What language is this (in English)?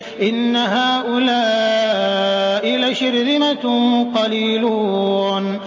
Arabic